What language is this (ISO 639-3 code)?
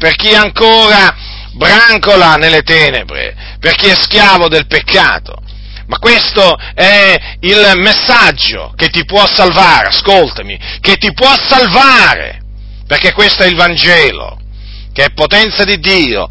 ita